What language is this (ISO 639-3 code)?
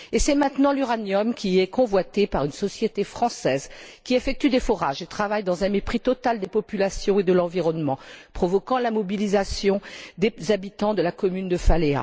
fra